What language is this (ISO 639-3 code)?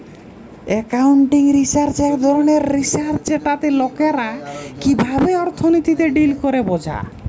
ben